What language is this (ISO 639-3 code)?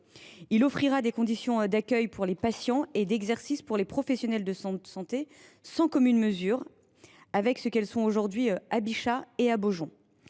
fra